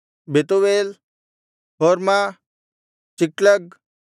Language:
Kannada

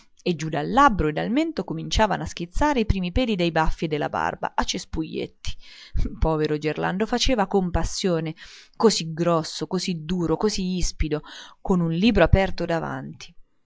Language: Italian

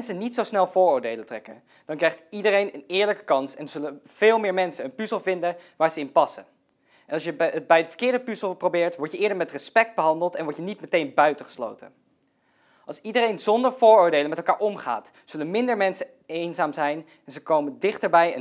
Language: Dutch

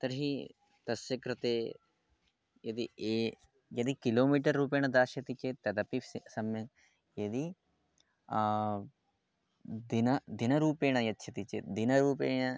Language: Sanskrit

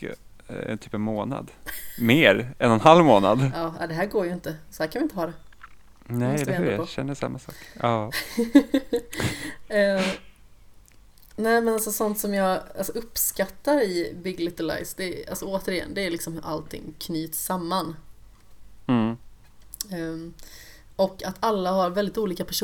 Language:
Swedish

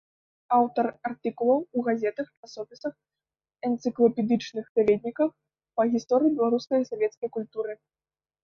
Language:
Belarusian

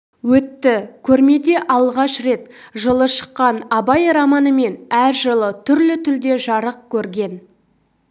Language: Kazakh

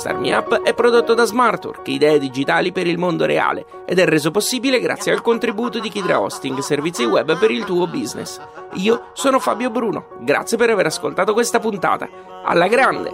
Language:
Italian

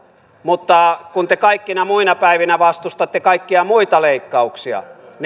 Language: Finnish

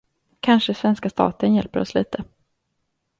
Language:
Swedish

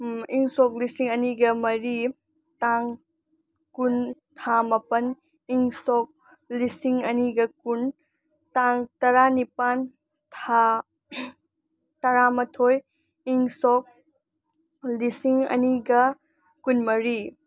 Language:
Manipuri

